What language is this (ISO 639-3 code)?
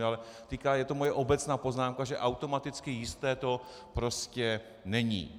ces